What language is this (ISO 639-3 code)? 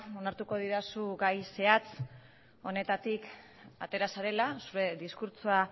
eus